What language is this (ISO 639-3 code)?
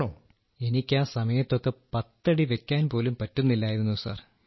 mal